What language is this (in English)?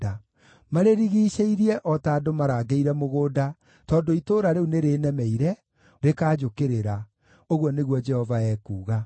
Kikuyu